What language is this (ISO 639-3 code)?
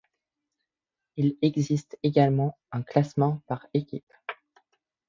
fra